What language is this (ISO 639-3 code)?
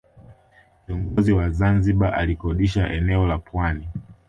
swa